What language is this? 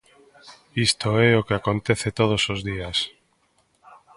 Galician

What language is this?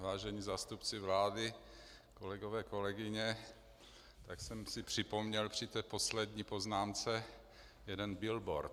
Czech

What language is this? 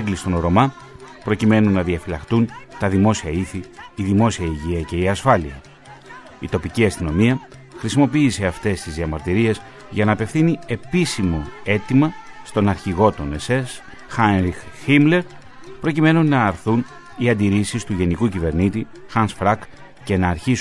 Greek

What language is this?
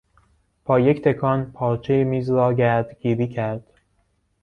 Persian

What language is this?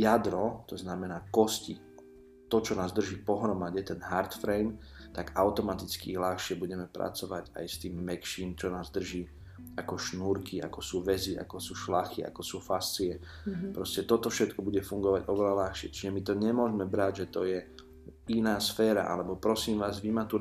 Slovak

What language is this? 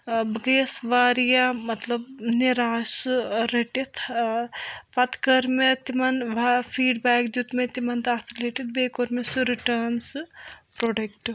Kashmiri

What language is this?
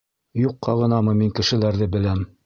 Bashkir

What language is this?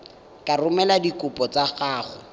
Tswana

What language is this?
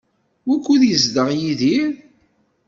Kabyle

